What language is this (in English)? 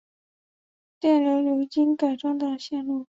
Chinese